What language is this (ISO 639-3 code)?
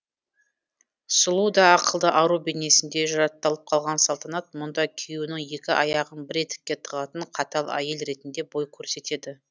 kaz